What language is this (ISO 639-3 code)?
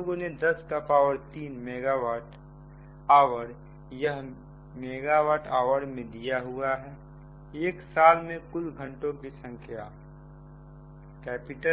hin